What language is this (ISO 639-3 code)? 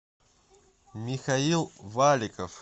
rus